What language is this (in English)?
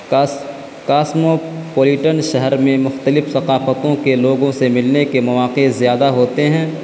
Urdu